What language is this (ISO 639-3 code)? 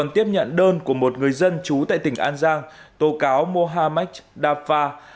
vie